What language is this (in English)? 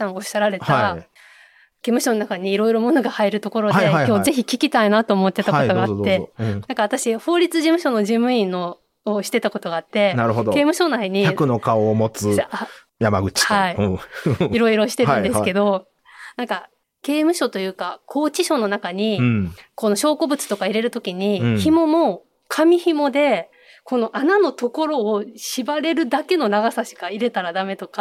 Japanese